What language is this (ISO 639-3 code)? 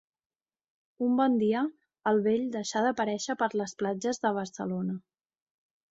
cat